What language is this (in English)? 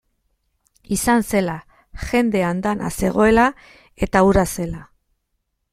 Basque